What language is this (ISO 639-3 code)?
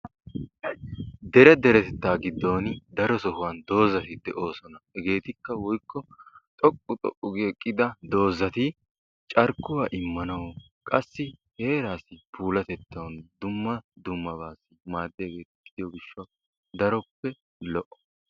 wal